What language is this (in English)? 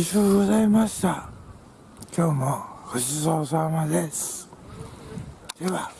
Japanese